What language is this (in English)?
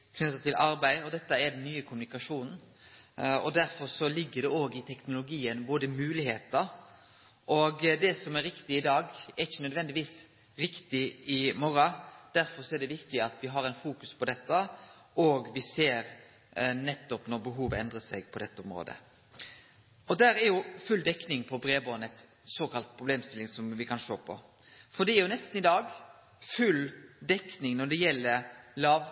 Norwegian Nynorsk